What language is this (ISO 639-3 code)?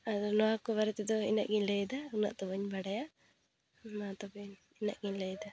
sat